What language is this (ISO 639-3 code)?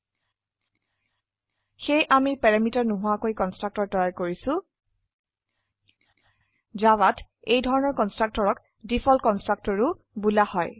asm